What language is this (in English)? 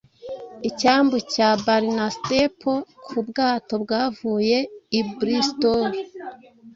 Kinyarwanda